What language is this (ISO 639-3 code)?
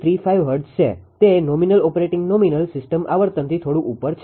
guj